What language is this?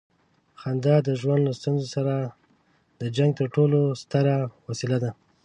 Pashto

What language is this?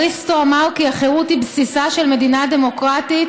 Hebrew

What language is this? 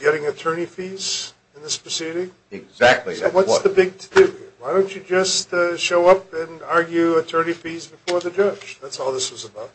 English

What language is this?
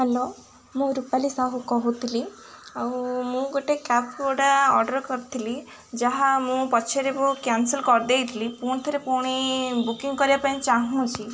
Odia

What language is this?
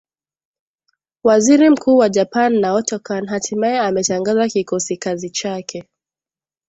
Swahili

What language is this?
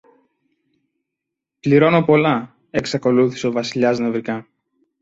Greek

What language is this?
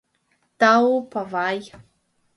Mari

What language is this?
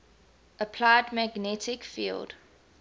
English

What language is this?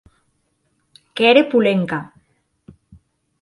Occitan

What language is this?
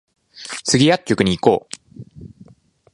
Japanese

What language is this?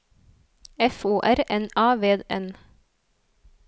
Norwegian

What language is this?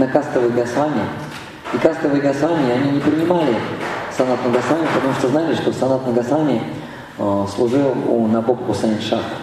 Russian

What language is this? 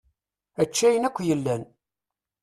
Kabyle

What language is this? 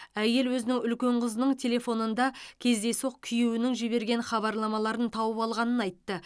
Kazakh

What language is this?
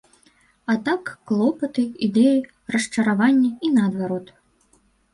Belarusian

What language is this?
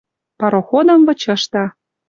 Western Mari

